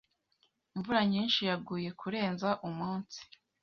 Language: Kinyarwanda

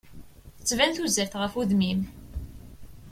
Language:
Kabyle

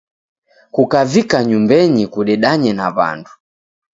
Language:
Taita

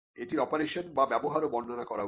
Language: Bangla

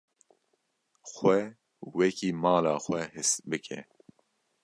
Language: Kurdish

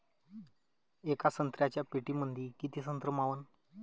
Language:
Marathi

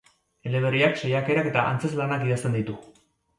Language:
Basque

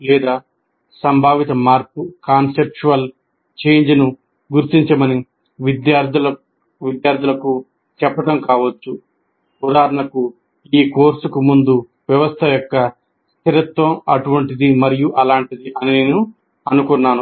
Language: Telugu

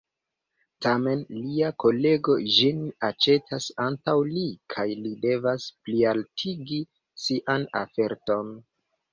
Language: Esperanto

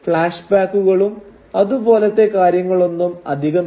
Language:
Malayalam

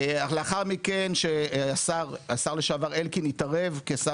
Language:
Hebrew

